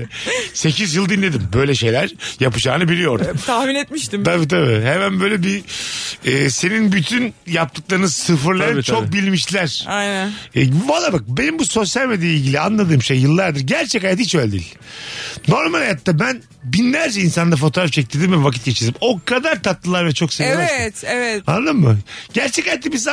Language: Turkish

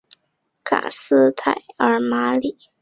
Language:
Chinese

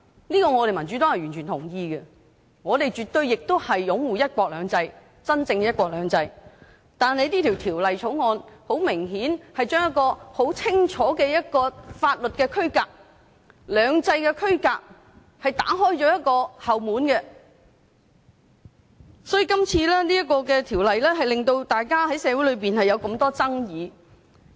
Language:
Cantonese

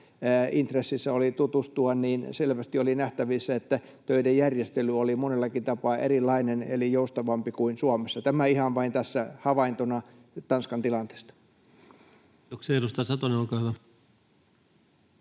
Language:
Finnish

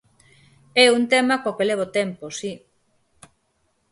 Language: Galician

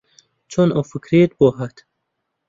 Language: Central Kurdish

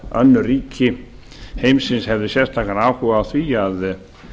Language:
Icelandic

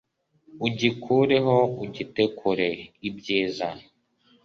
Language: Kinyarwanda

